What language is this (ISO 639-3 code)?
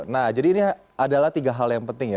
ind